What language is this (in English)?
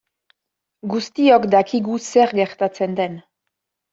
Basque